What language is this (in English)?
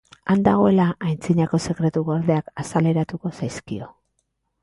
Basque